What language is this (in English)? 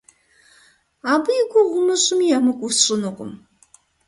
Kabardian